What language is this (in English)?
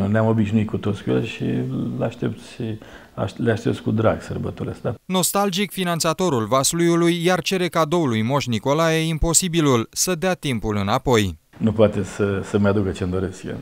Romanian